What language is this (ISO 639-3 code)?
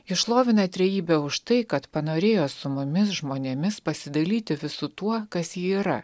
lit